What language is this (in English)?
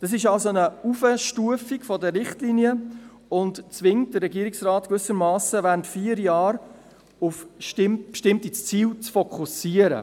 Swiss German